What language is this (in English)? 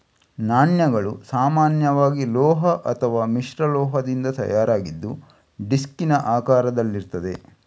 Kannada